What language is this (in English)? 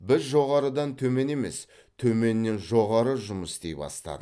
Kazakh